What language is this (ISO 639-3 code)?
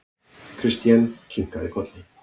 isl